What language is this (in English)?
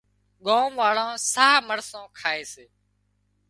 Wadiyara Koli